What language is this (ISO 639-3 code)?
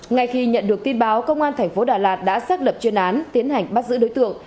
vie